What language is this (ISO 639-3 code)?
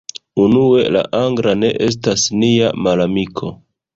epo